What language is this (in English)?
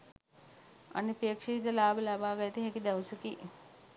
Sinhala